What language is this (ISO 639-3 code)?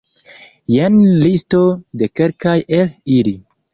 epo